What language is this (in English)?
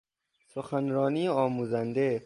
Persian